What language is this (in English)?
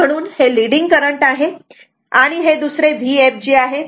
Marathi